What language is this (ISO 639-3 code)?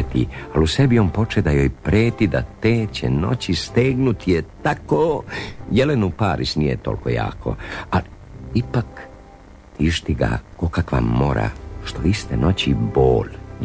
hrv